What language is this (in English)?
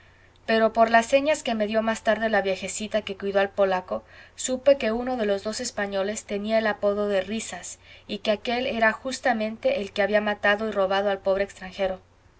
Spanish